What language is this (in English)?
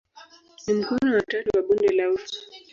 Swahili